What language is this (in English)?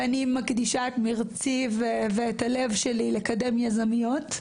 Hebrew